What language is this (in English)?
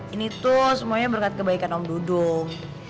Indonesian